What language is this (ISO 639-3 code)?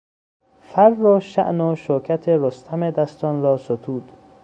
fas